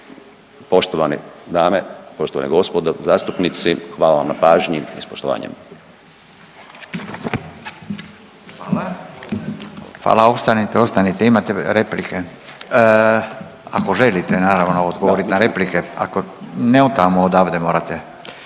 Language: Croatian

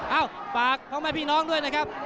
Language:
Thai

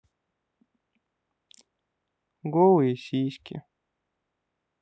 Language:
Russian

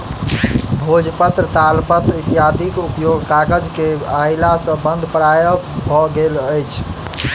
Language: Maithili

